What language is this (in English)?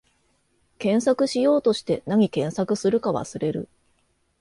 Japanese